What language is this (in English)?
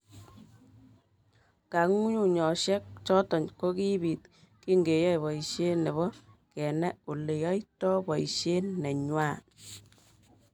Kalenjin